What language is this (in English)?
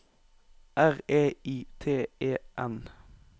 Norwegian